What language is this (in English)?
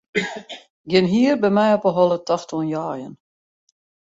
Western Frisian